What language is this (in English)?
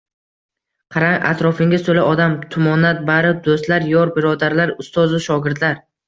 Uzbek